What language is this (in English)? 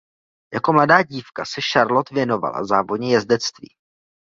Czech